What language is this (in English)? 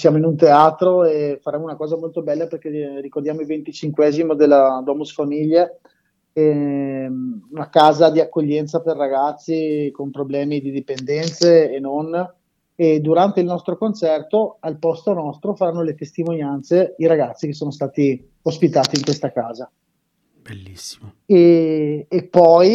Italian